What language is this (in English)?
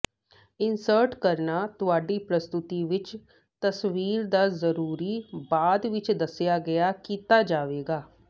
Punjabi